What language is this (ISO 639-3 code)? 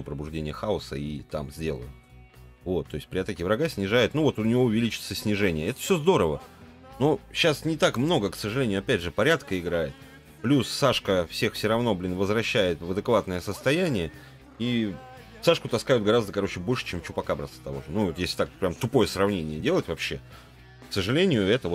rus